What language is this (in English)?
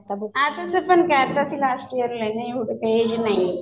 Marathi